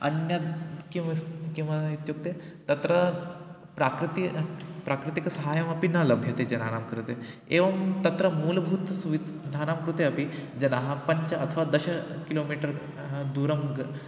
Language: Sanskrit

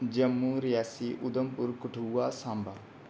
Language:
Dogri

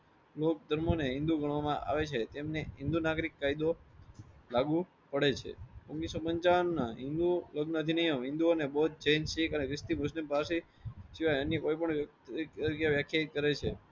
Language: Gujarati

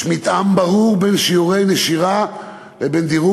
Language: Hebrew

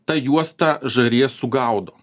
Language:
Lithuanian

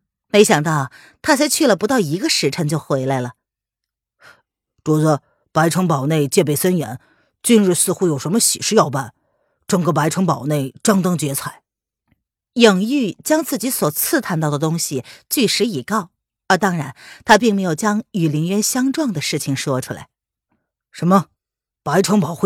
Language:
Chinese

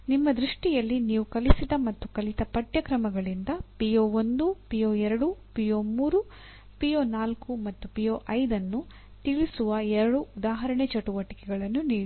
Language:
Kannada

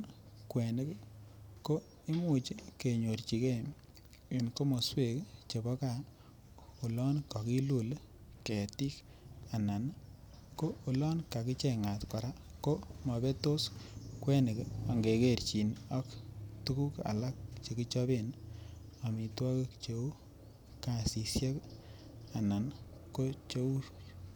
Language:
Kalenjin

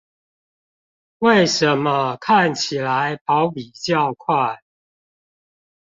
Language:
Chinese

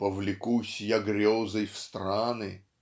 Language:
Russian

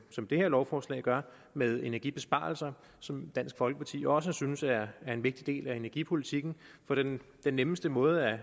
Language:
Danish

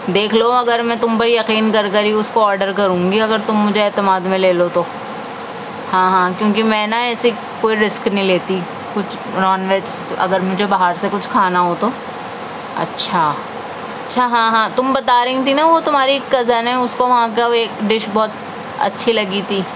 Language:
Urdu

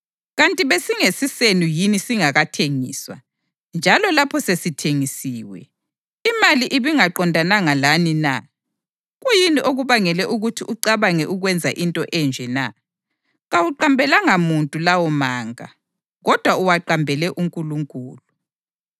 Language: North Ndebele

